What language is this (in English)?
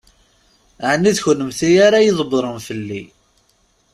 Kabyle